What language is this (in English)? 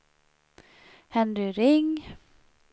Swedish